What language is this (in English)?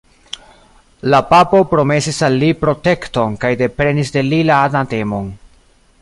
Esperanto